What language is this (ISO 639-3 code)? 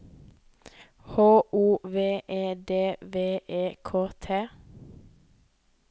nor